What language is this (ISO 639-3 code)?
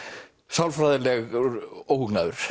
isl